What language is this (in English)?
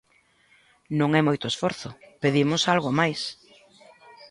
Galician